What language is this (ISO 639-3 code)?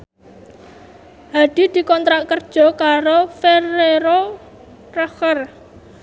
jav